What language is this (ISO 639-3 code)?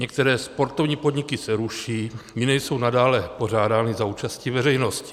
ces